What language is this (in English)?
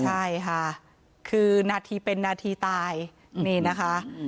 Thai